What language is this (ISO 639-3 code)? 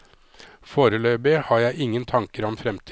nor